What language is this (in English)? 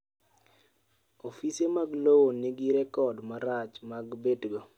Luo (Kenya and Tanzania)